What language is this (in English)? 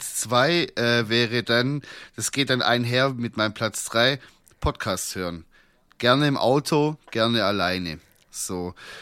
German